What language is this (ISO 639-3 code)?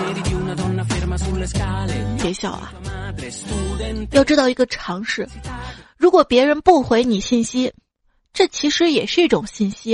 zho